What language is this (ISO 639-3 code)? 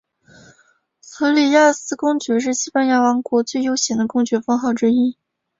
zho